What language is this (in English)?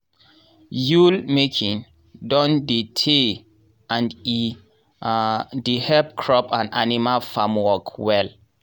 Nigerian Pidgin